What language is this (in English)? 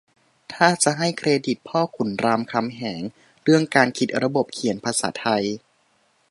Thai